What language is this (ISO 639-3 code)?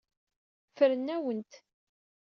kab